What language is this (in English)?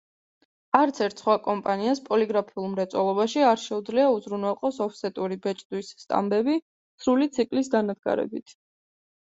Georgian